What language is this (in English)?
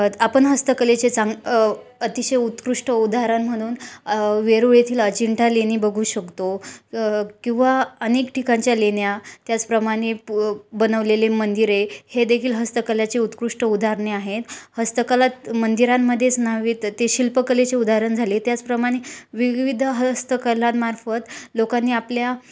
Marathi